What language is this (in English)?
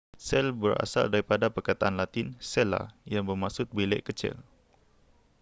Malay